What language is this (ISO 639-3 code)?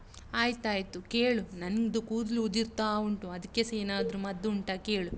kan